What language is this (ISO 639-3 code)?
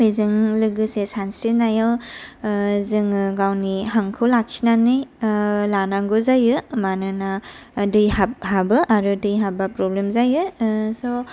brx